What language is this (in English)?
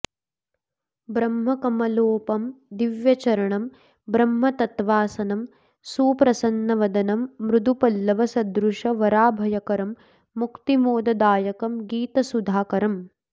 Sanskrit